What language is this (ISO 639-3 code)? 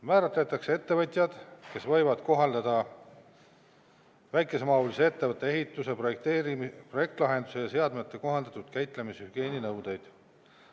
est